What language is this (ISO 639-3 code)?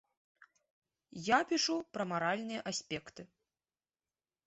bel